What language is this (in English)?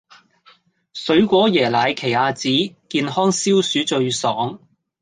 Cantonese